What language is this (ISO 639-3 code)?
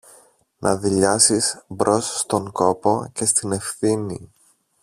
ell